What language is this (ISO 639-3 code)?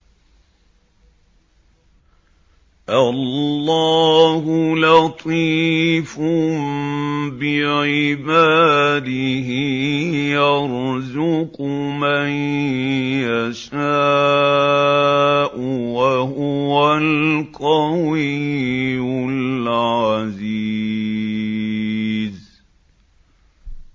ara